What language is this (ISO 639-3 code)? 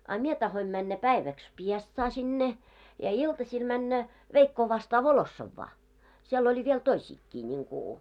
fin